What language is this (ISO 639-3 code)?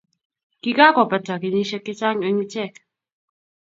kln